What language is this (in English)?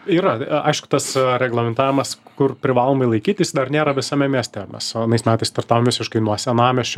Lithuanian